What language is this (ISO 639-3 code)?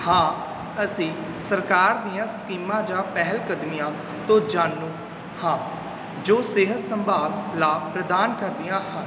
pan